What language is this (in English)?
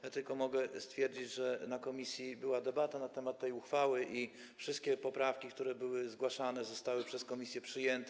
Polish